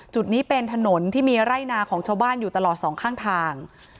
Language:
Thai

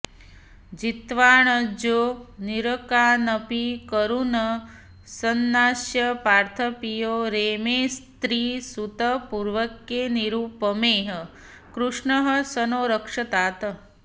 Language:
Sanskrit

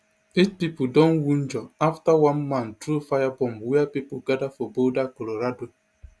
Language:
Nigerian Pidgin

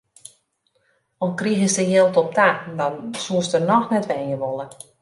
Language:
Western Frisian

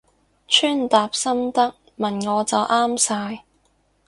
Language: Cantonese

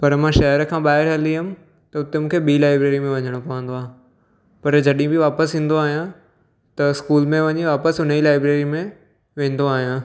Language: Sindhi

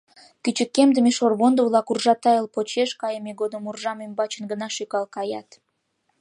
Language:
Mari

